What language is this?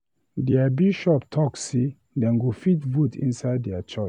Nigerian Pidgin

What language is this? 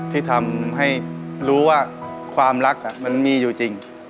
Thai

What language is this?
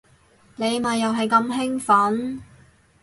Cantonese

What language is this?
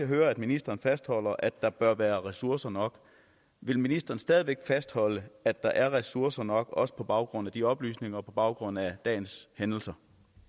Danish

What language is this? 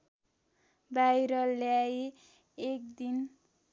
Nepali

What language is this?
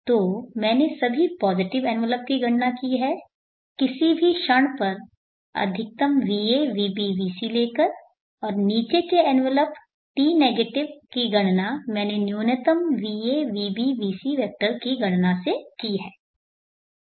Hindi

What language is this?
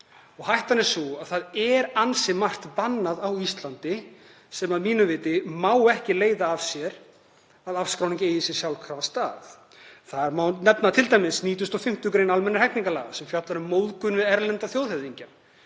Icelandic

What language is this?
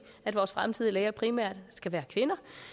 Danish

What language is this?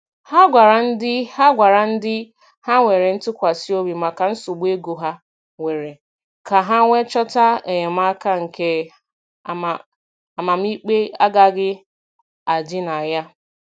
Igbo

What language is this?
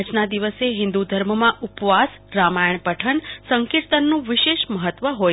Gujarati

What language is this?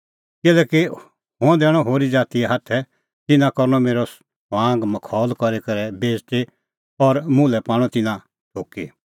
Kullu Pahari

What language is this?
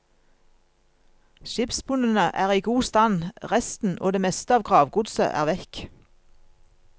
Norwegian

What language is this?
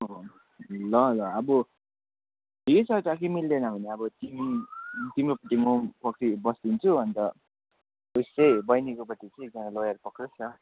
Nepali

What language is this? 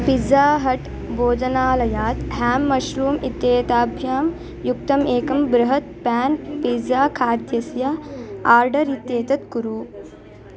Sanskrit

